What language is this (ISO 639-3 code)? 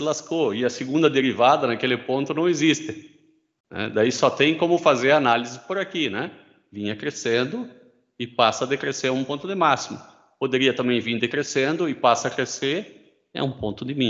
por